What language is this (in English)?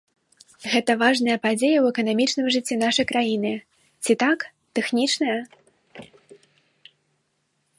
Belarusian